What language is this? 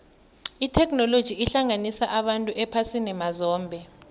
South Ndebele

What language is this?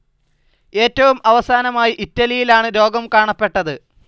Malayalam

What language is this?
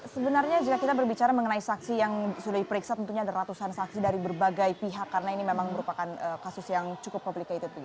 Indonesian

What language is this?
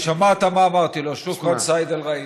Hebrew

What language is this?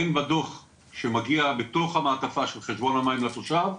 Hebrew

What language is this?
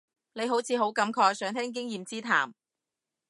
Cantonese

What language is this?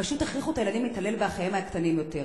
Hebrew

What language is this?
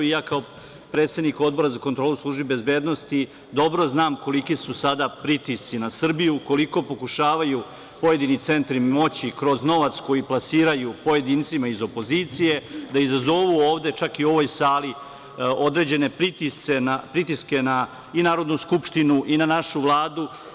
Serbian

